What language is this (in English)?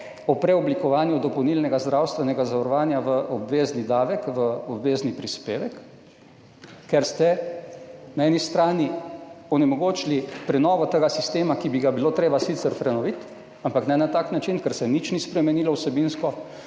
Slovenian